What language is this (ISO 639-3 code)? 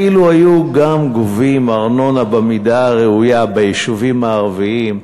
heb